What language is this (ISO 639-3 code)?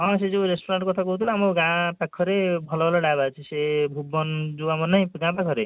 ori